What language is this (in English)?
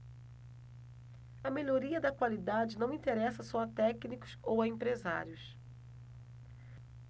Portuguese